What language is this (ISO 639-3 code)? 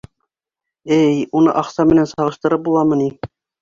bak